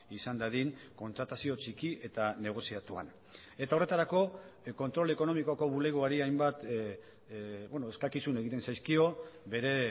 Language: Basque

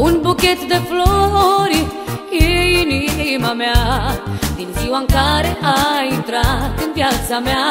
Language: Romanian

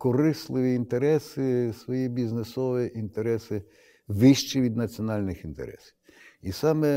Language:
Ukrainian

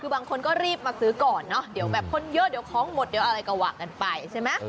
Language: Thai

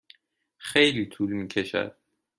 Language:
Persian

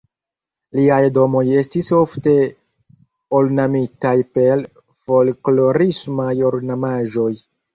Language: Esperanto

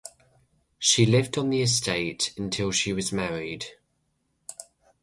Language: English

